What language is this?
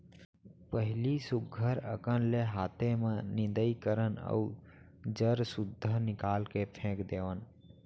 Chhattisgarhi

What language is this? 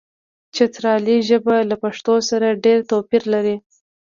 Pashto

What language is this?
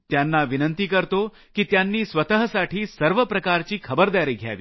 Marathi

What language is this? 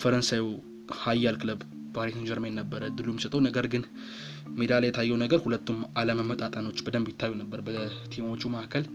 Amharic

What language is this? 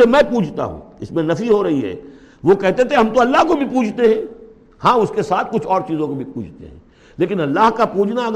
Urdu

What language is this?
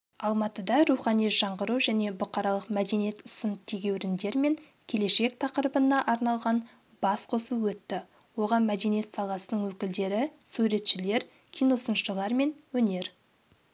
Kazakh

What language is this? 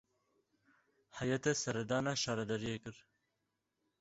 Kurdish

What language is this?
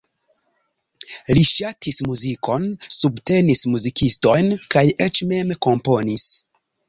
Esperanto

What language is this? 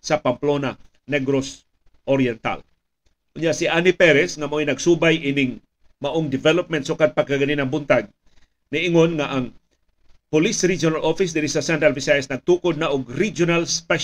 Filipino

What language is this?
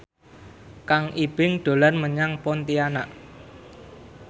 Javanese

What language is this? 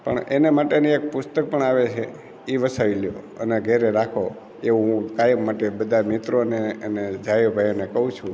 Gujarati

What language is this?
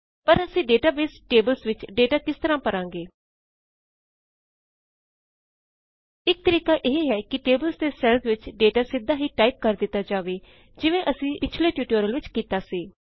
Punjabi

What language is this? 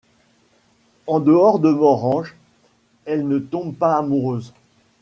French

